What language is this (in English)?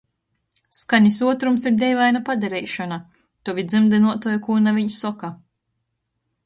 Latgalian